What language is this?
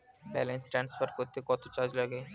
Bangla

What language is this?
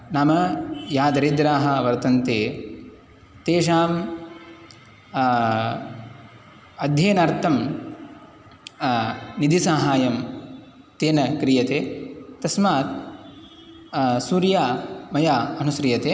Sanskrit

